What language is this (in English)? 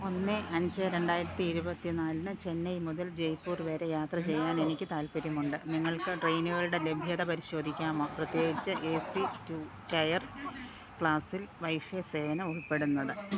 Malayalam